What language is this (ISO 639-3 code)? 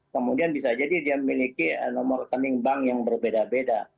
ind